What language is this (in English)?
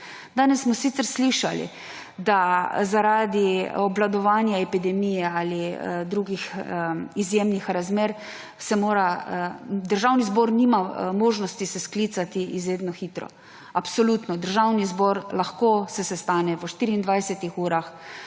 Slovenian